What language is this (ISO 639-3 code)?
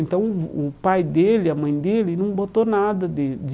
por